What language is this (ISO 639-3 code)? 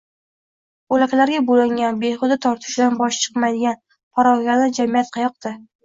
uzb